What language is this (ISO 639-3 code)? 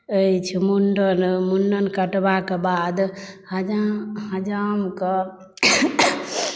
mai